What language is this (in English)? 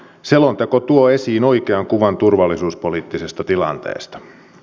Finnish